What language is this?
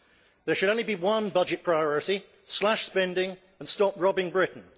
English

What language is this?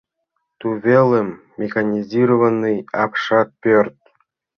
Mari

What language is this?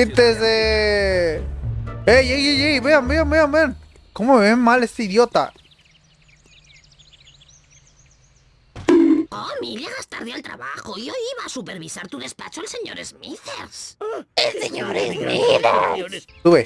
Spanish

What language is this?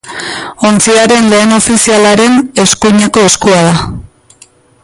Basque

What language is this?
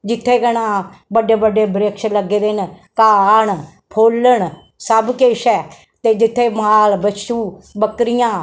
Dogri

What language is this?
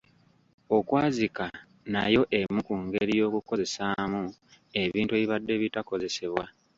Ganda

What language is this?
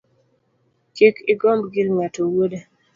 Luo (Kenya and Tanzania)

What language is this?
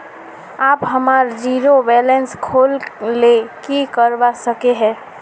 Magahi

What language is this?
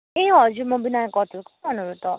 Nepali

